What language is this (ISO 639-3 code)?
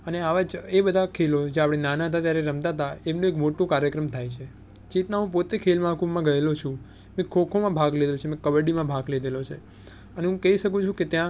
guj